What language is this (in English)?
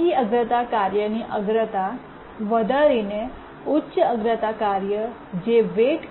Gujarati